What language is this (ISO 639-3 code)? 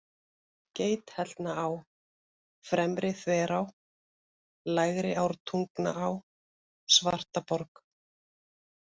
isl